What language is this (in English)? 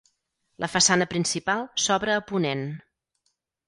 Catalan